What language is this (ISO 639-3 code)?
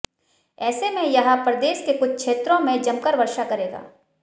hin